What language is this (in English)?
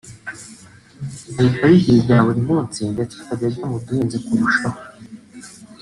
Kinyarwanda